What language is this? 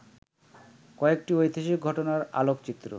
Bangla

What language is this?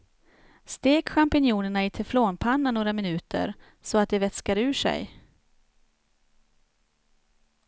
Swedish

